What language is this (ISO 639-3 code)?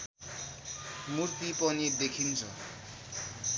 nep